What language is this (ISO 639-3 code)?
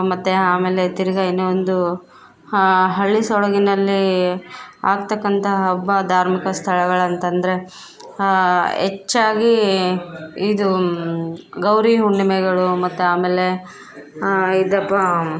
kan